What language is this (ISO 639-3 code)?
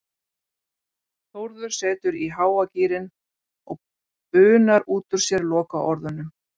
isl